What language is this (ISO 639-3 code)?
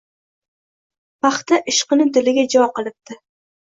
uzb